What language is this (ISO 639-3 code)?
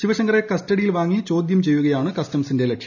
mal